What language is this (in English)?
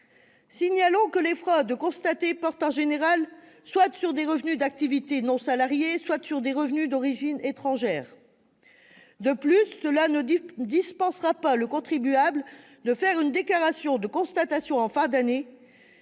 French